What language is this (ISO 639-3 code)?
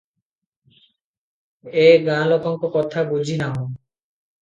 ori